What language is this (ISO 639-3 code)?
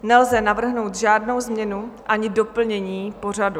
ces